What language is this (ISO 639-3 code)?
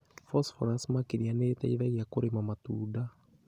kik